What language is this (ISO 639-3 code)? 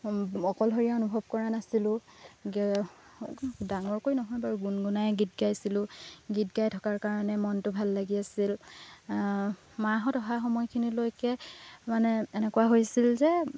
asm